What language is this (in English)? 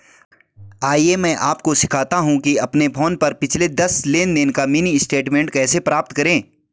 Hindi